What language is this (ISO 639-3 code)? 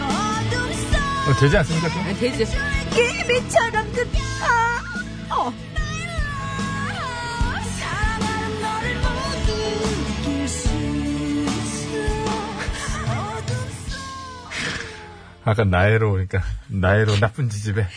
kor